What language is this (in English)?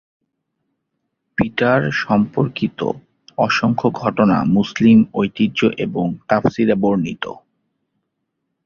Bangla